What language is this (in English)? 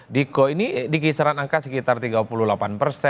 Indonesian